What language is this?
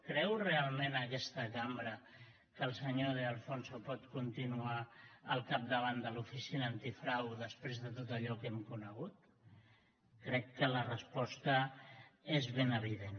Catalan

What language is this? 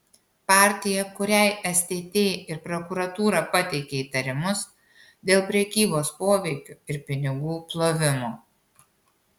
Lithuanian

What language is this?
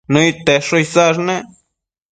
Matsés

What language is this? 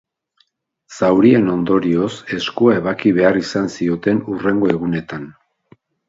Basque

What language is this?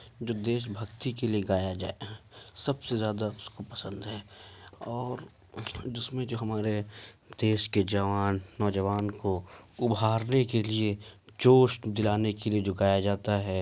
Urdu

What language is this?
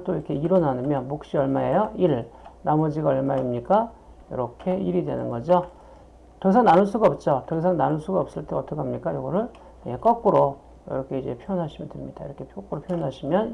Korean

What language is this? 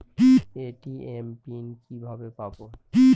Bangla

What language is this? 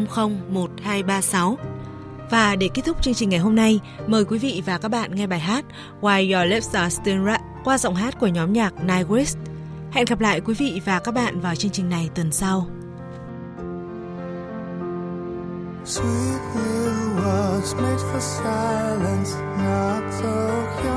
Vietnamese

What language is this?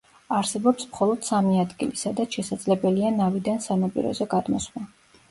Georgian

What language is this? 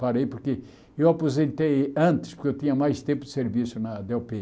Portuguese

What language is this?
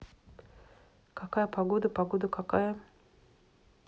Russian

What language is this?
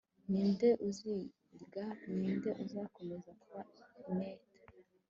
Kinyarwanda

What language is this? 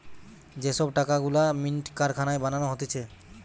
Bangla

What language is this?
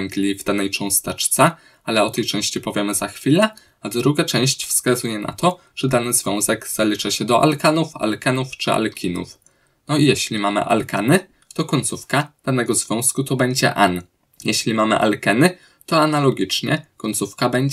Polish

